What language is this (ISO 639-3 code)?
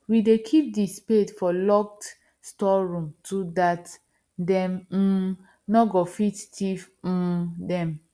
pcm